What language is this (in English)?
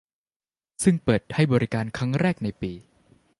Thai